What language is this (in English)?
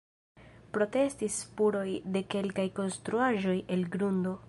Esperanto